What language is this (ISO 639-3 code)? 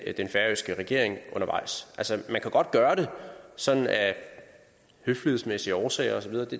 dan